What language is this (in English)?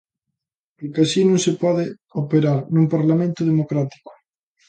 Galician